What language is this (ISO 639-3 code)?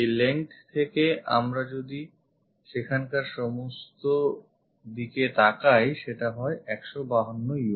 ben